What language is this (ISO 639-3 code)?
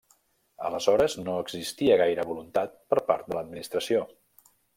cat